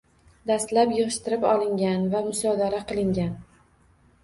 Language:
Uzbek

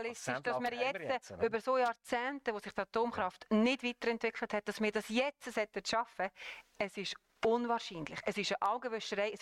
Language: German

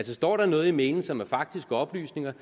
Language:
Danish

